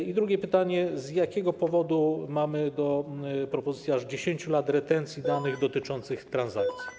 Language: Polish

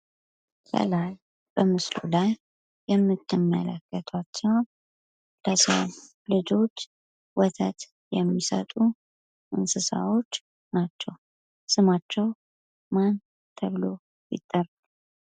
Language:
Amharic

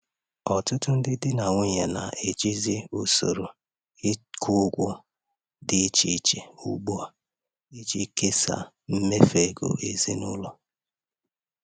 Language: Igbo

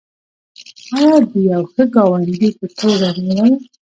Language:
Pashto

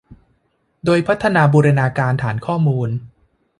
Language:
Thai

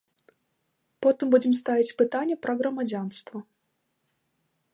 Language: Belarusian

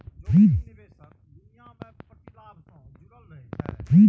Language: Maithili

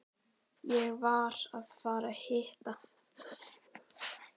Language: Icelandic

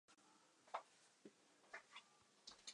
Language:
Western Frisian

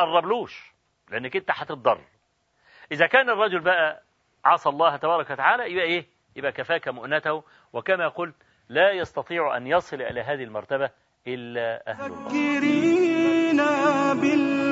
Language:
Arabic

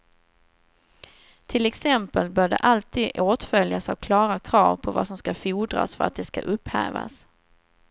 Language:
Swedish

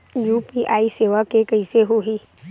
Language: Chhattisgarhi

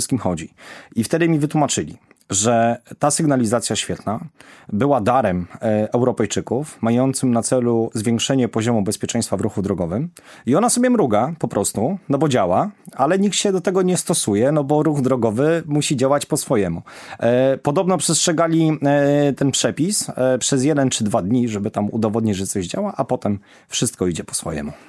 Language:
Polish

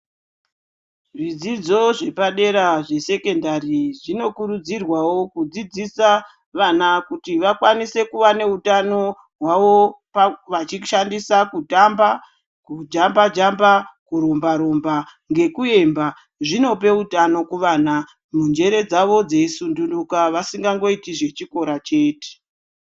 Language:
Ndau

